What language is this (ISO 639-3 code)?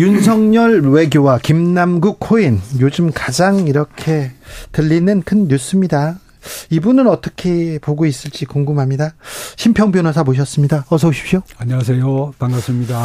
kor